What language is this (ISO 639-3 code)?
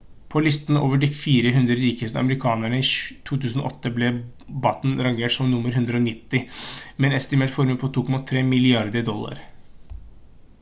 nob